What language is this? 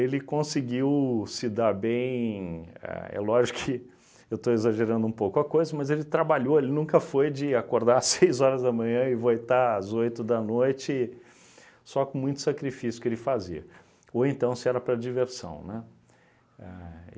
Portuguese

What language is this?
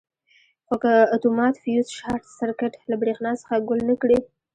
Pashto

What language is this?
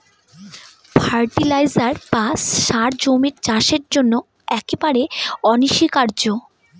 Bangla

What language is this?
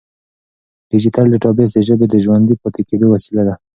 Pashto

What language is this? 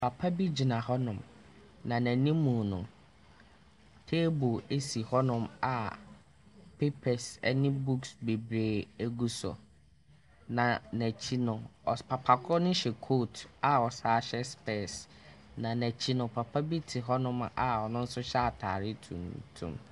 Akan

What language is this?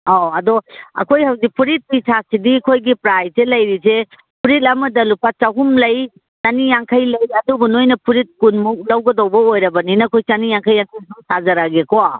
Manipuri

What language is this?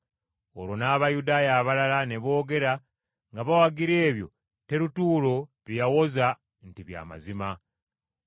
Ganda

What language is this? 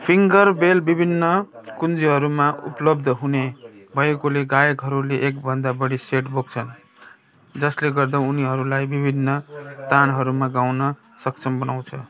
Nepali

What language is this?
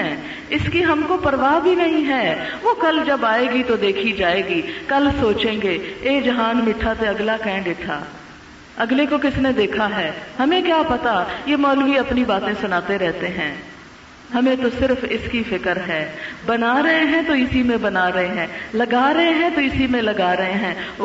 Urdu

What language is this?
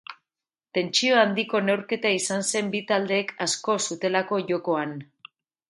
Basque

